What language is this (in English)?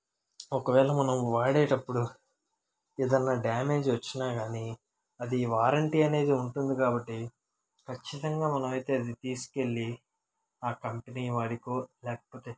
Telugu